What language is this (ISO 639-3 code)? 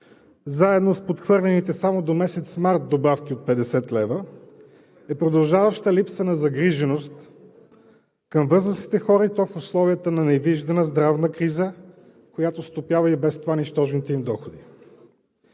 bul